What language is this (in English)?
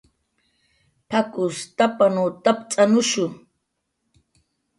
Jaqaru